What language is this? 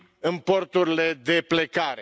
Romanian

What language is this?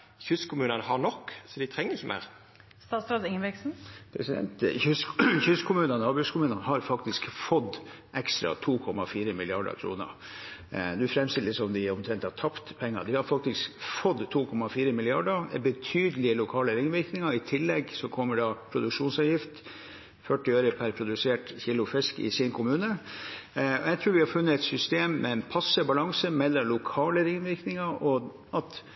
Norwegian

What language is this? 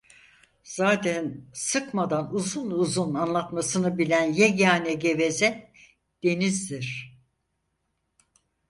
Turkish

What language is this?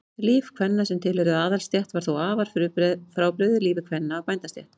Icelandic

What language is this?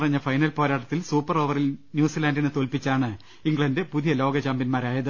Malayalam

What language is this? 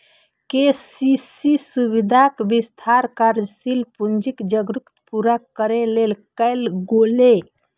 Maithili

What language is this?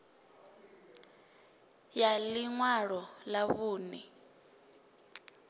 Venda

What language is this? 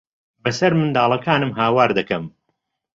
Central Kurdish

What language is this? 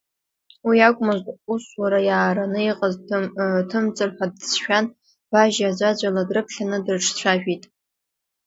Abkhazian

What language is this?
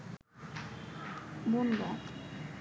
Bangla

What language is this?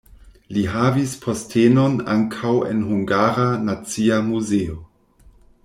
Esperanto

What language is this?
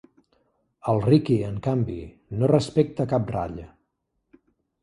Catalan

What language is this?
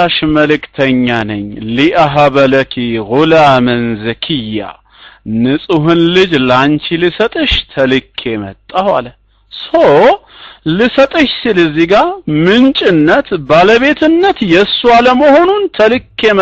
Arabic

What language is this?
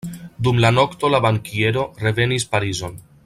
Esperanto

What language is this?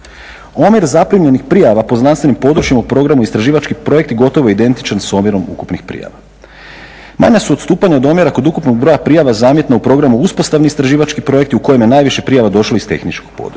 Croatian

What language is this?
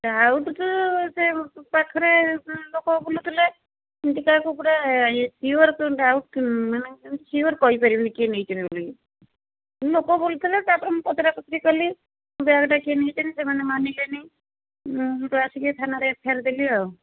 Odia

